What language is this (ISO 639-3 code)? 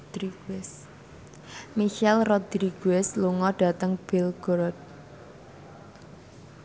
jav